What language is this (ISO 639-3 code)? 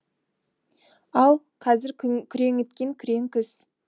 kaz